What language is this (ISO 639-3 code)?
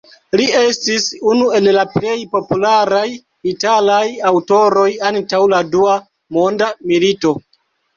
epo